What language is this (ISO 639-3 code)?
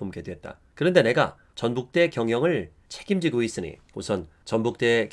kor